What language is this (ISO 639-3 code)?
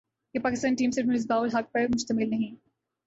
urd